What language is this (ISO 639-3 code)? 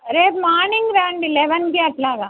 tel